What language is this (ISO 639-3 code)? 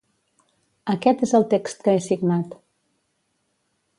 cat